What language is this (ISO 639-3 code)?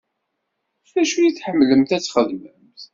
kab